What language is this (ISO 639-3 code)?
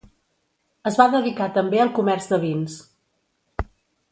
cat